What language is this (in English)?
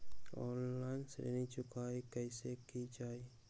Magahi